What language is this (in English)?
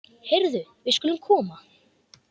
Icelandic